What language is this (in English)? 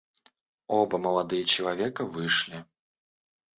Russian